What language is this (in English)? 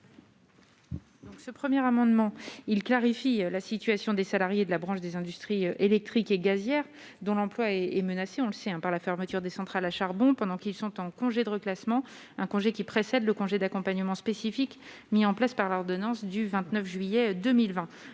French